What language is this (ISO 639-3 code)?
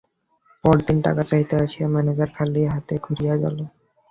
ben